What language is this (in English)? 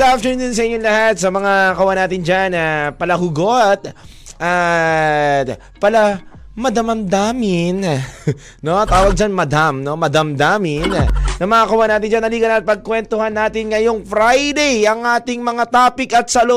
Filipino